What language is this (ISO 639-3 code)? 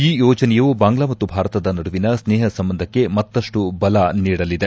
kan